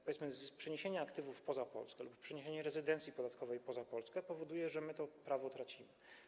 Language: Polish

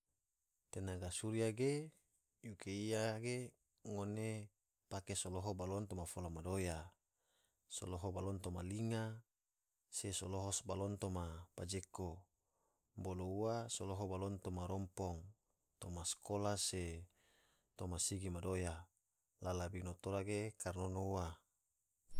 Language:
Tidore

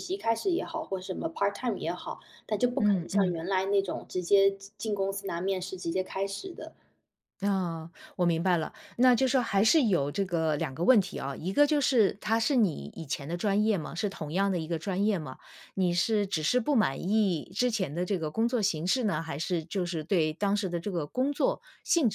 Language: Chinese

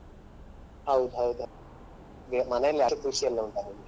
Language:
Kannada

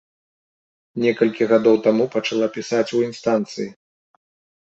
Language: Belarusian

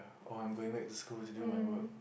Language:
English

